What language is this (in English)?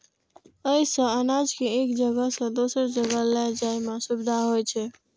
Maithili